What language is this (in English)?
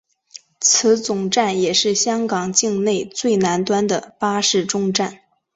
Chinese